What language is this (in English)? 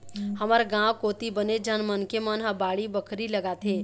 Chhattisgarhi